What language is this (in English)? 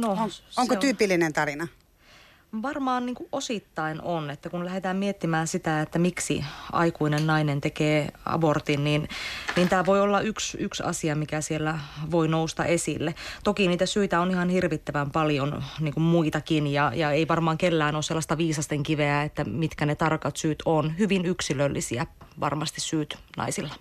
Finnish